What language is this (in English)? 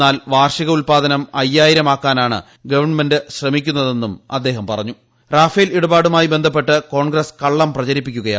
Malayalam